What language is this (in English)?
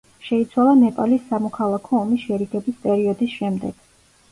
Georgian